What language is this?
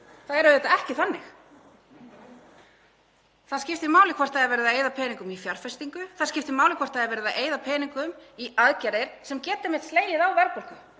Icelandic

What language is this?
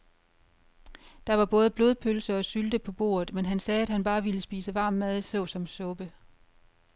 Danish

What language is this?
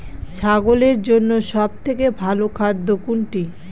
Bangla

